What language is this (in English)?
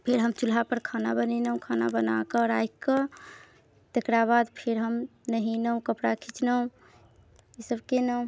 Maithili